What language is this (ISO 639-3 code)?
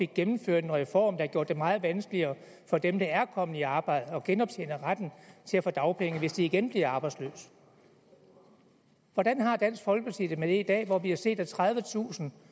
dan